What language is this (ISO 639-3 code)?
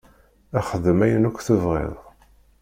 kab